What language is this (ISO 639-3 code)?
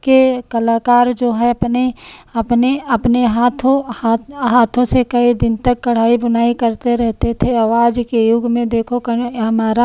hin